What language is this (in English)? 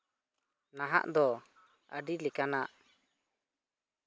Santali